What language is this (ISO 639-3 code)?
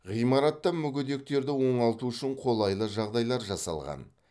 kaz